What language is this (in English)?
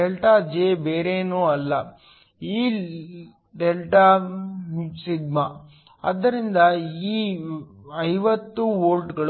Kannada